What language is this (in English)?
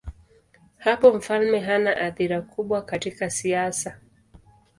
Swahili